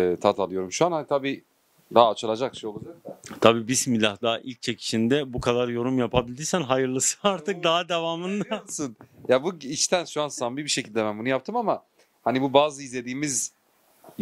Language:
Turkish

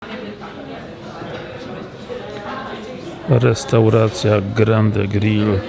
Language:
Polish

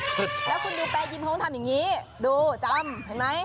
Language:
Thai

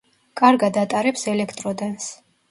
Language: Georgian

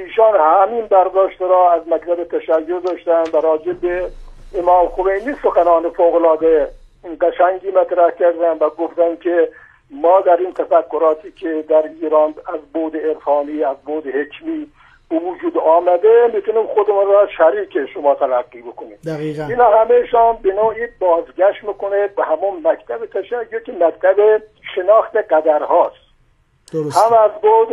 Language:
Persian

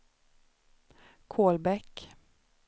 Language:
Swedish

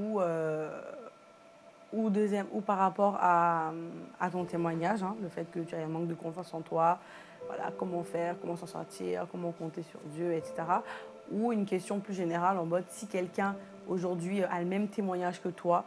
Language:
French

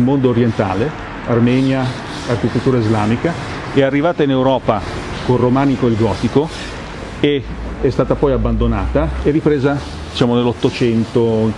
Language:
Italian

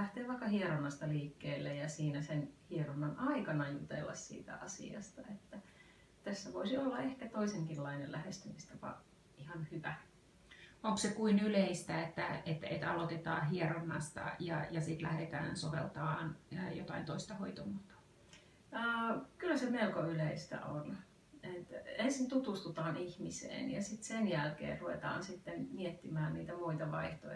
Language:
Finnish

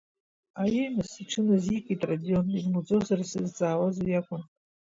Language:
Abkhazian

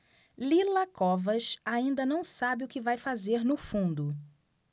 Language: Portuguese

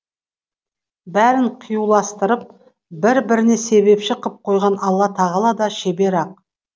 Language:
Kazakh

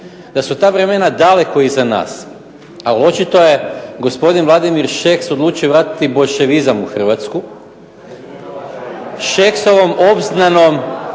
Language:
Croatian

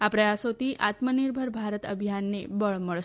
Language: Gujarati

